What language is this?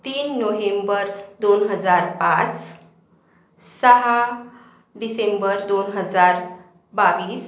Marathi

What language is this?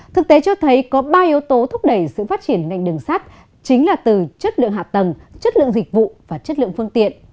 Vietnamese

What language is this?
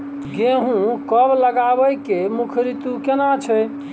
Maithili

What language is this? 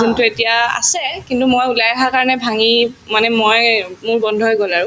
Assamese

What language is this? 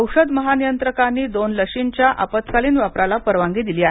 Marathi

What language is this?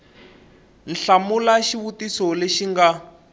Tsonga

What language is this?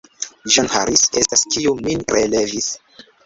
Esperanto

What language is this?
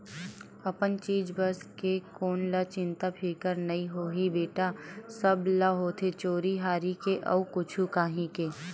Chhattisgarhi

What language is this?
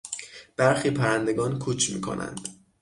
Persian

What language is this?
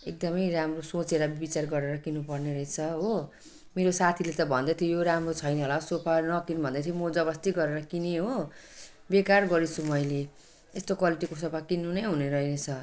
Nepali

